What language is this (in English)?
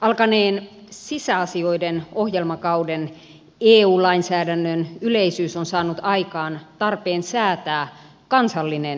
Finnish